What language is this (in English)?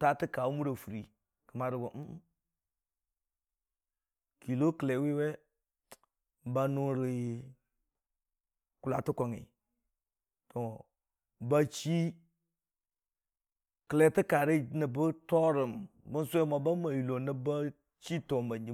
Dijim-Bwilim